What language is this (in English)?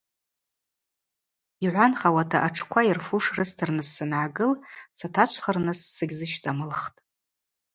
Abaza